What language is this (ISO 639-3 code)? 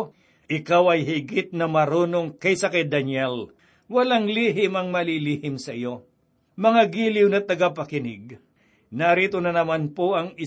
fil